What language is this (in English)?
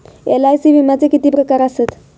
Marathi